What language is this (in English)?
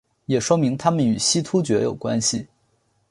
Chinese